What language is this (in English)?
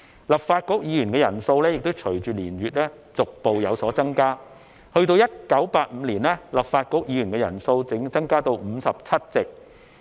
Cantonese